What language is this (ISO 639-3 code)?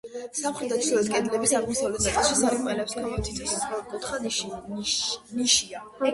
kat